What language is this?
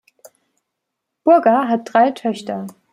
German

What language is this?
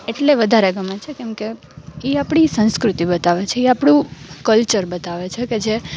Gujarati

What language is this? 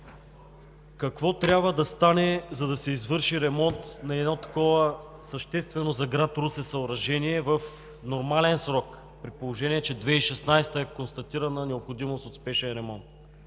Bulgarian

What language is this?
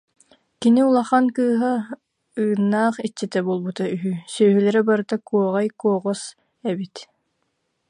Yakut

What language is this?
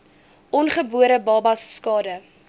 Afrikaans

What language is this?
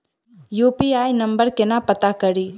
Maithili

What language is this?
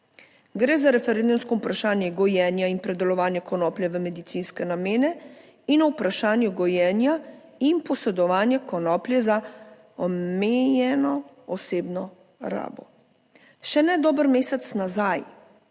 Slovenian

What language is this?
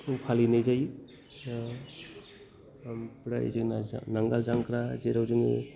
Bodo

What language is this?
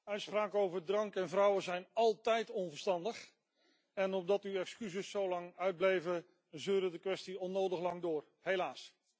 Dutch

